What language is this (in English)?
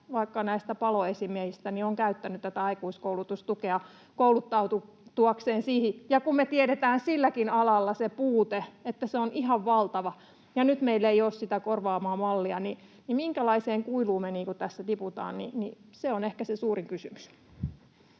Finnish